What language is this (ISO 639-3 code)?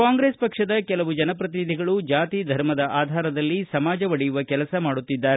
kan